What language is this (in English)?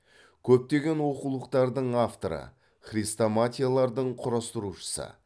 Kazakh